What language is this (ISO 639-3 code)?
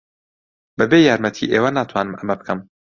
ckb